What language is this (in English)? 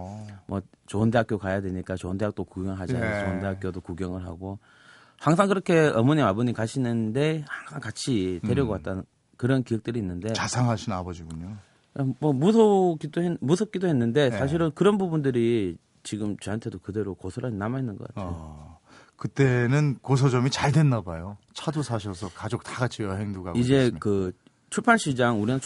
Korean